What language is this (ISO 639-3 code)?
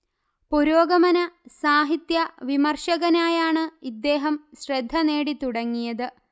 mal